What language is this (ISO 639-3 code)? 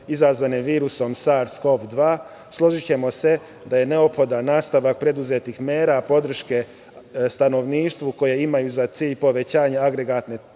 srp